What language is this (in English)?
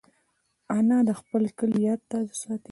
Pashto